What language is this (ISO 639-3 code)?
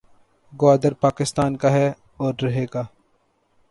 urd